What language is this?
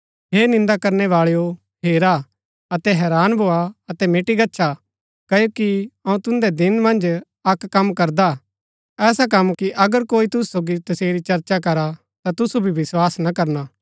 Gaddi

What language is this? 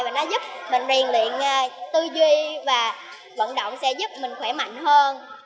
Vietnamese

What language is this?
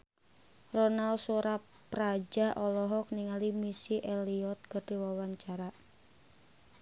Sundanese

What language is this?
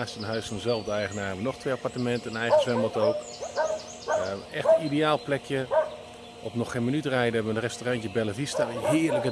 Dutch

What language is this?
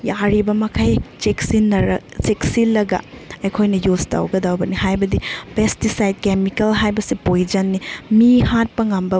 Manipuri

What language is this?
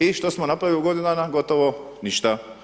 Croatian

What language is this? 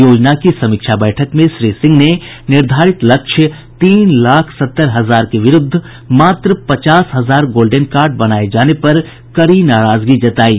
Hindi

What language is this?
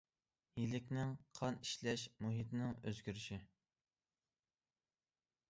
Uyghur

